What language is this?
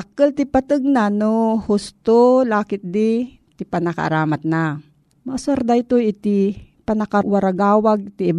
Filipino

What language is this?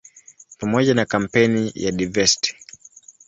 Swahili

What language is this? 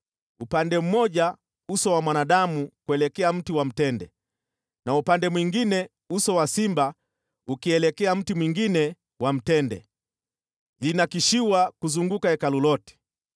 Swahili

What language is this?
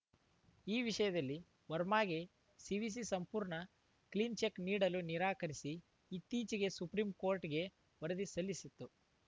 Kannada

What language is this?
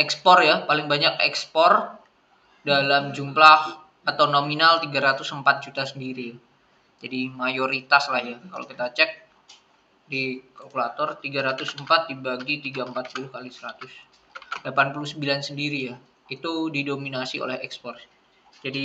Indonesian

